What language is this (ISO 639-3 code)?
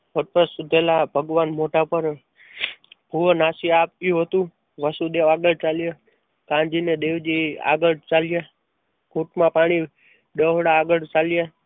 guj